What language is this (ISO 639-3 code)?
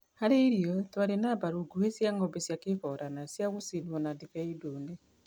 kik